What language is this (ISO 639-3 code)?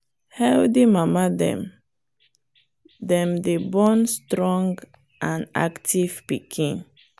pcm